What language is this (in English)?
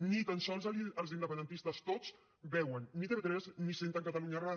Catalan